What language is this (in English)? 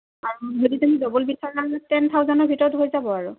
Assamese